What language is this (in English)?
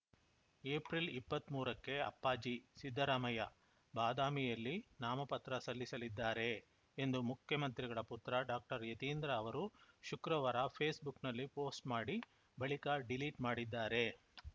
Kannada